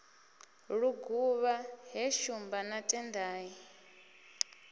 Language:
Venda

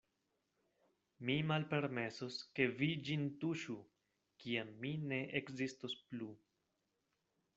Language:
Esperanto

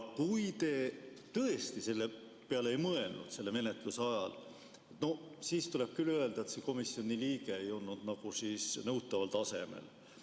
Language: Estonian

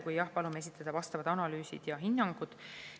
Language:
Estonian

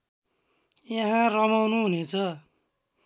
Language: Nepali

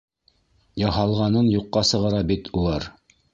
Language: Bashkir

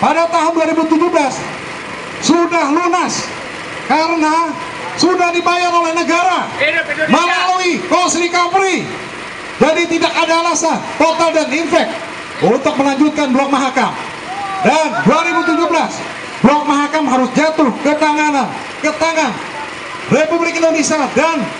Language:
Indonesian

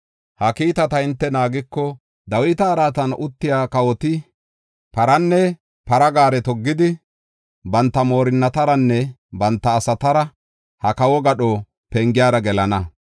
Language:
Gofa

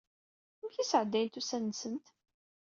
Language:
Kabyle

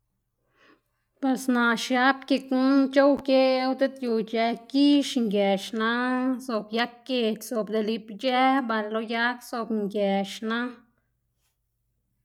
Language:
Xanaguía Zapotec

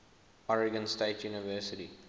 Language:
English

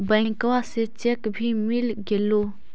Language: Magahi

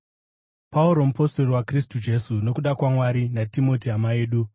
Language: Shona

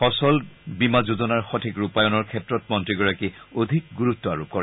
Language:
Assamese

